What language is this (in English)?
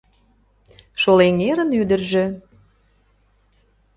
Mari